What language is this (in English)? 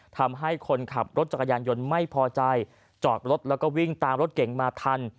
Thai